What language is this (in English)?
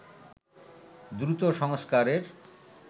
Bangla